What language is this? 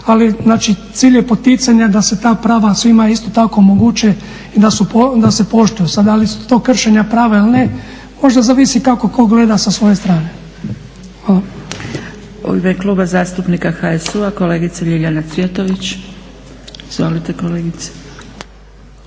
Croatian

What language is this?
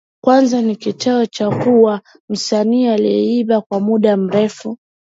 Swahili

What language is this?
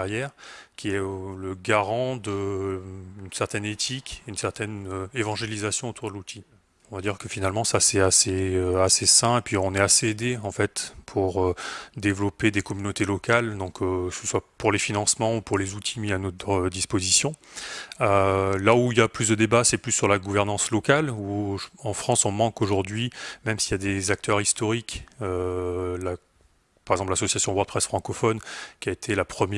French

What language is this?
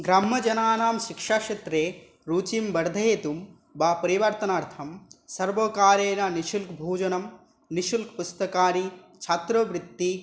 Sanskrit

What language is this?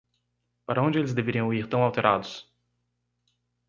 Portuguese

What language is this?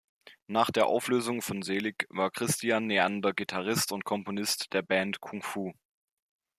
German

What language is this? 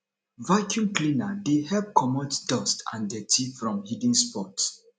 Nigerian Pidgin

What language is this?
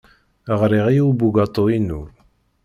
Kabyle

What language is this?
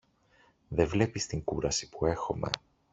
Greek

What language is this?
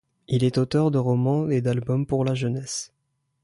French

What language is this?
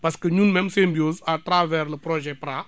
Wolof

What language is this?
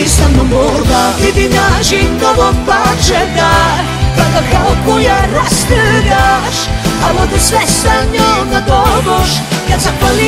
Romanian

